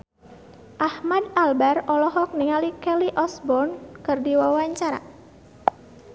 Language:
Sundanese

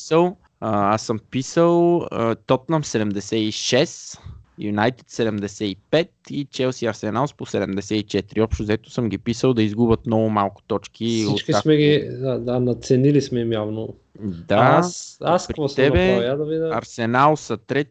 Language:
Bulgarian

